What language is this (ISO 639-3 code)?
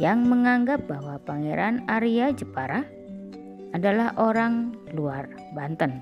ind